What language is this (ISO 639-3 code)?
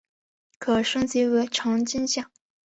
zho